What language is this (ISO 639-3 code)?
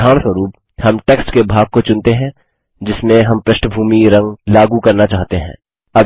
hin